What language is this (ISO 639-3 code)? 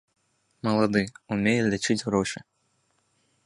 bel